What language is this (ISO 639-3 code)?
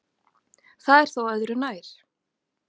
isl